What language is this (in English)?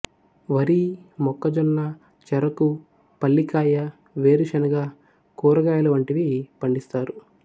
Telugu